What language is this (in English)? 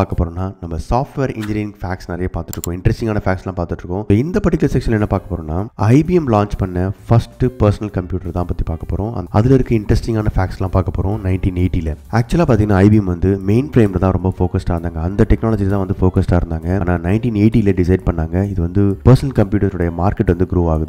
Tamil